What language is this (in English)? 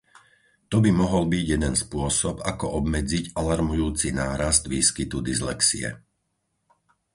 Slovak